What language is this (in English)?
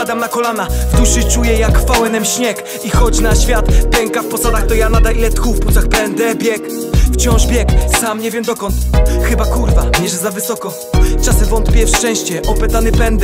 Polish